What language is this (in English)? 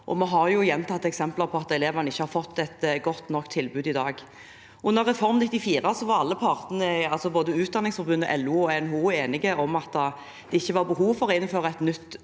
Norwegian